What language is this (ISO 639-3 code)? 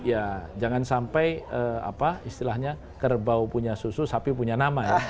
ind